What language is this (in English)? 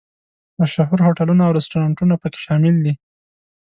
Pashto